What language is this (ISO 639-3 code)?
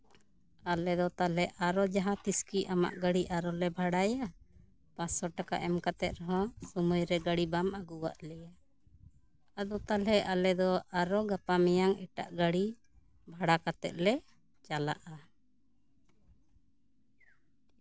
sat